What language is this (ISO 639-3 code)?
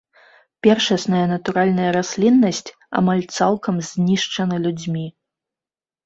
bel